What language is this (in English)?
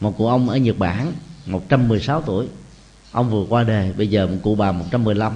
Vietnamese